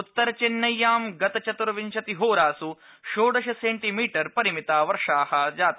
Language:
Sanskrit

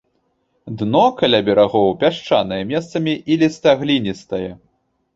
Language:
Belarusian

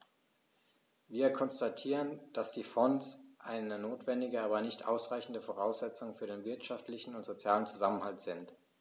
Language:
German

